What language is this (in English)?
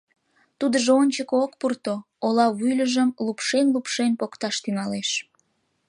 Mari